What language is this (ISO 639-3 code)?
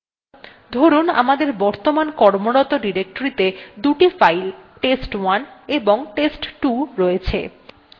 ben